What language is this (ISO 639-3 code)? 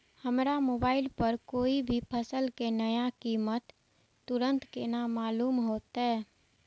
mai